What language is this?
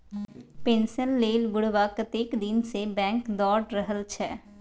Maithili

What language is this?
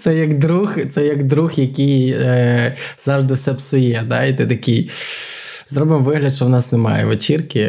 Ukrainian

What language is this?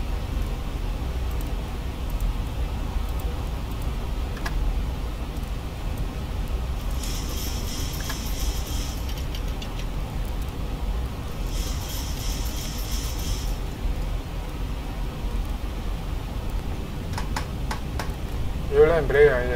Portuguese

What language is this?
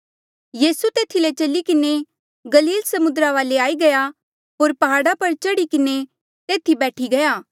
Mandeali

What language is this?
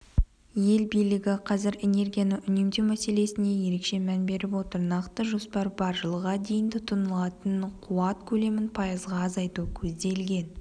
Kazakh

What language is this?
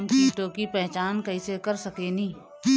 Bhojpuri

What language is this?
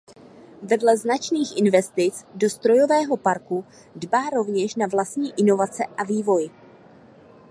Czech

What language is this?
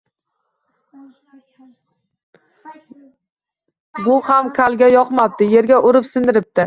Uzbek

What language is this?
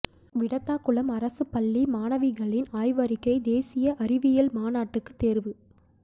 Tamil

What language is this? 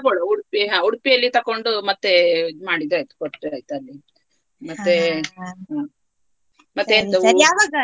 Kannada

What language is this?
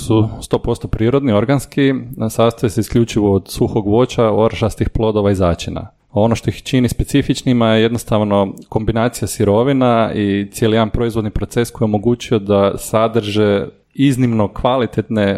Croatian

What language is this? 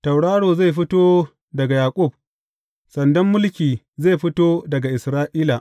Hausa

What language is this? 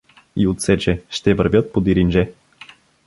Bulgarian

